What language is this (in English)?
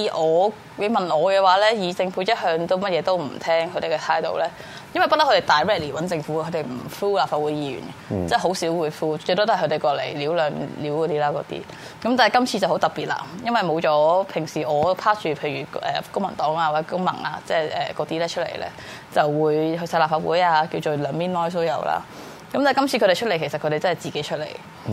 Chinese